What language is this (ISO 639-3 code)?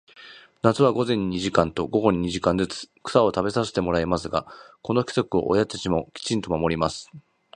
jpn